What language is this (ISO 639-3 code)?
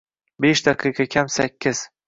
uzb